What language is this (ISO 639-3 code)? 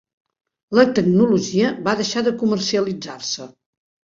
cat